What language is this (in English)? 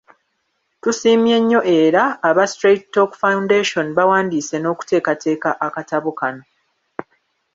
Ganda